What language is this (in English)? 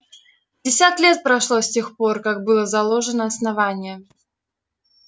Russian